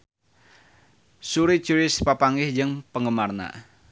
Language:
Sundanese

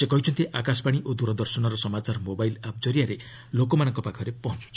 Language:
Odia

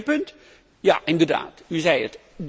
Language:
Dutch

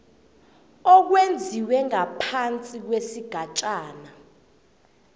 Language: South Ndebele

